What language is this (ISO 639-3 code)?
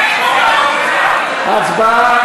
heb